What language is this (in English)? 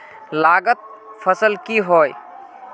Magahi